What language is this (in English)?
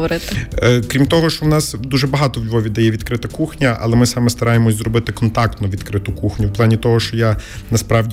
Ukrainian